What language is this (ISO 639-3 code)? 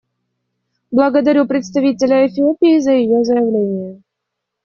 rus